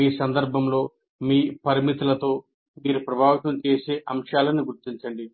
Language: Telugu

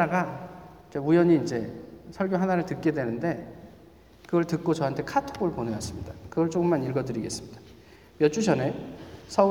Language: Korean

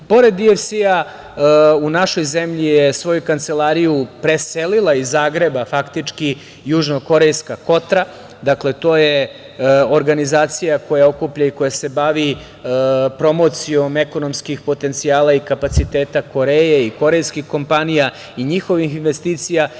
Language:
Serbian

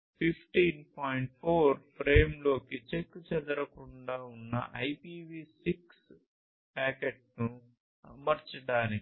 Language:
Telugu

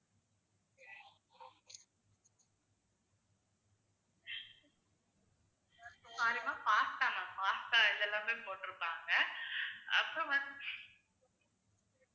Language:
Tamil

